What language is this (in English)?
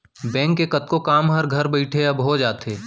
Chhattisgarhi